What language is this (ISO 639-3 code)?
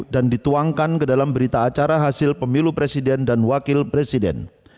ind